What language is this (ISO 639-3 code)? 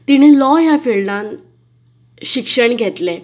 kok